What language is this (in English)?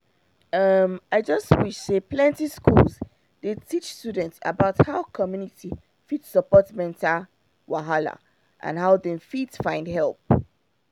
Nigerian Pidgin